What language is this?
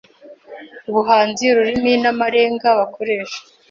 Kinyarwanda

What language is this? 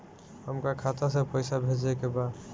Bhojpuri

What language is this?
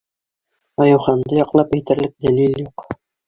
Bashkir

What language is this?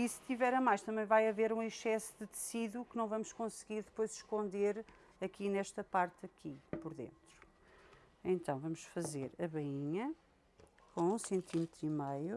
Portuguese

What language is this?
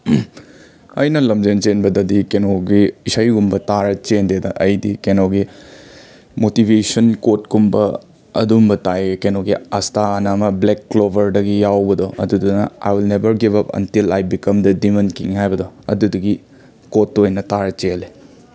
Manipuri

